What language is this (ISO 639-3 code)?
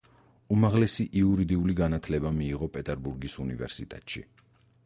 kat